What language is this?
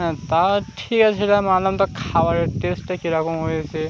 Bangla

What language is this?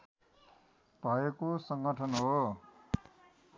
Nepali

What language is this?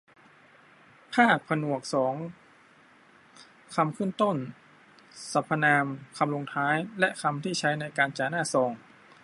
Thai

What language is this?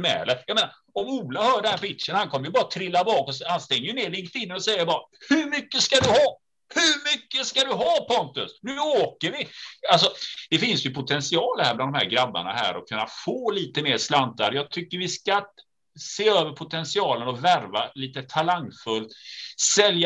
Swedish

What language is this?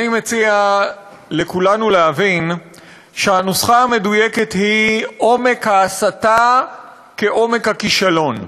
Hebrew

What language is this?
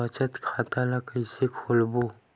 Chhattisgarhi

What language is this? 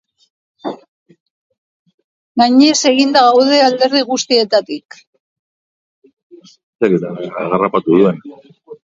Basque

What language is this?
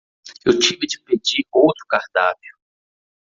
Portuguese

